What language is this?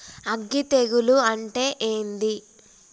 Telugu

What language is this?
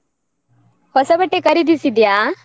Kannada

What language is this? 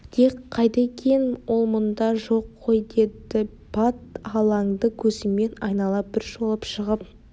Kazakh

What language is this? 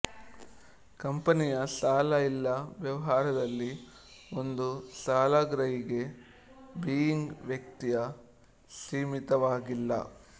Kannada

